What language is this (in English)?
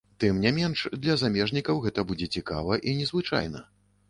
Belarusian